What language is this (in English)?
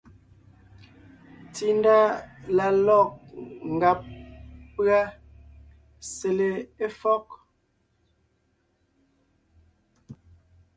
Ngiemboon